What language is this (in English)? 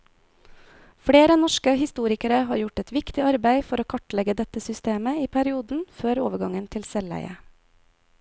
Norwegian